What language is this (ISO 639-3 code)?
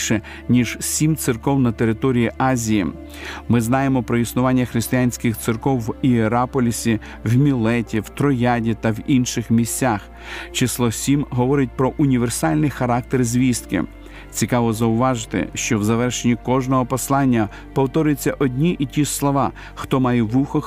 ukr